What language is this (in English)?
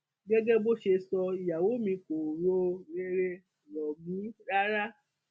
Yoruba